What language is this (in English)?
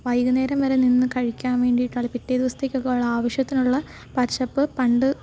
Malayalam